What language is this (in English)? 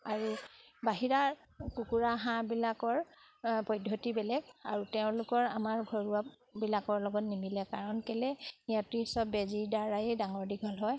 Assamese